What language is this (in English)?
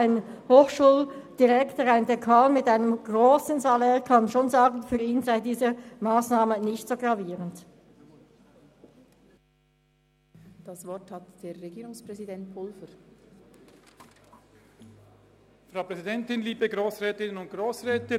Swiss German